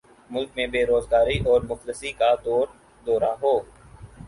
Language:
Urdu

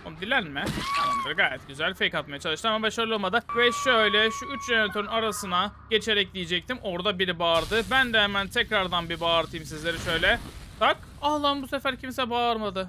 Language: Turkish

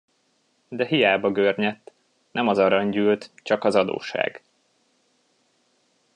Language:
Hungarian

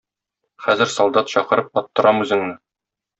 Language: Tatar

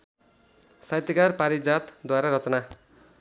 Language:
Nepali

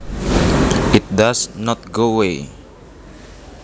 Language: Javanese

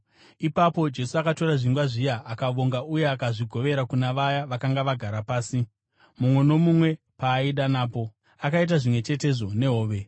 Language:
Shona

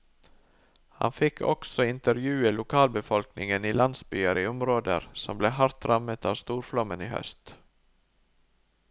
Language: Norwegian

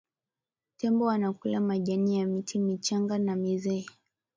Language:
Swahili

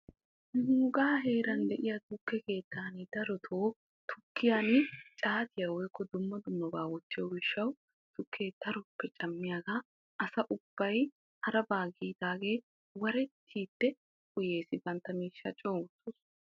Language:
Wolaytta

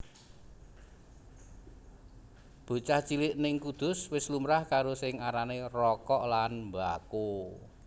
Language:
Javanese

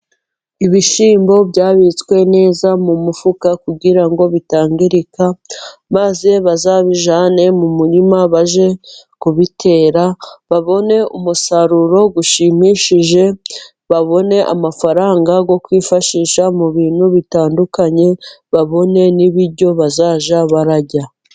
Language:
Kinyarwanda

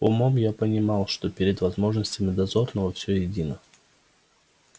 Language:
Russian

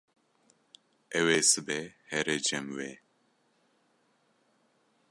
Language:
Kurdish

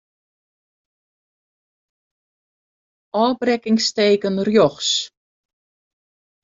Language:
Western Frisian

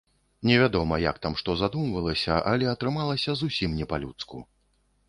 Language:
Belarusian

